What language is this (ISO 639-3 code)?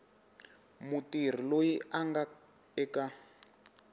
tso